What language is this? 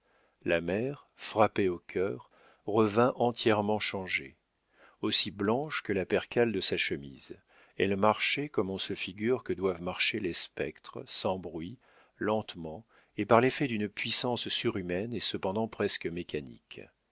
French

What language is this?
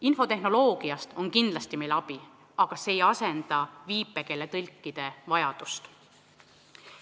Estonian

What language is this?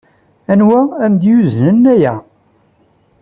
Kabyle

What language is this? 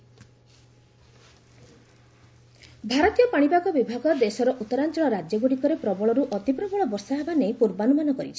Odia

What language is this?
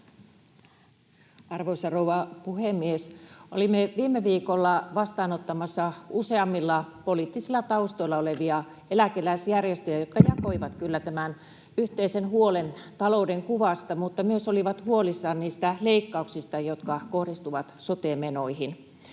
Finnish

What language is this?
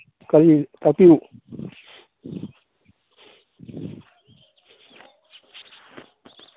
Manipuri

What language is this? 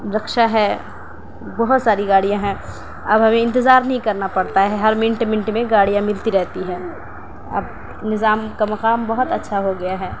Urdu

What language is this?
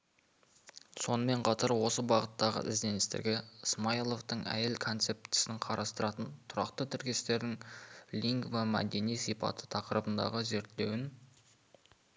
Kazakh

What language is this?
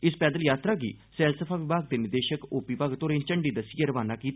Dogri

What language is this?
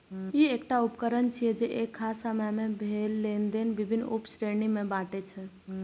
Maithili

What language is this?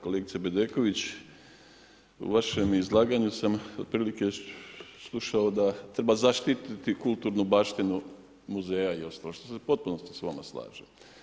Croatian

